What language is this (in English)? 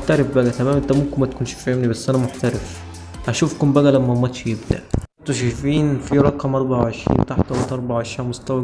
Arabic